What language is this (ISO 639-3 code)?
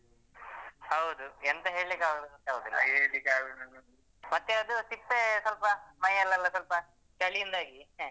kan